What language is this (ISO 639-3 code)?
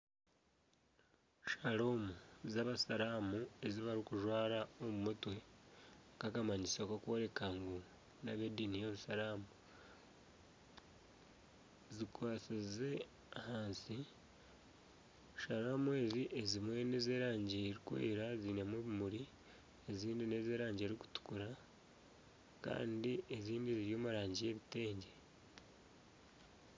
nyn